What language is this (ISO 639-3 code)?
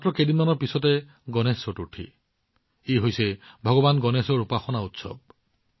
asm